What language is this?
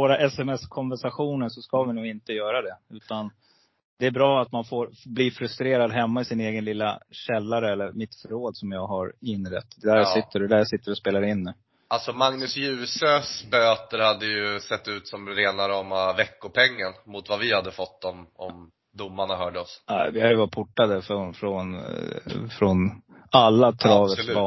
Swedish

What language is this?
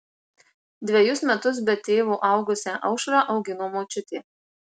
Lithuanian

